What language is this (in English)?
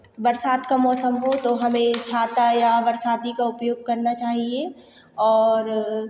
Hindi